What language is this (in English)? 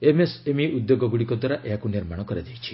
Odia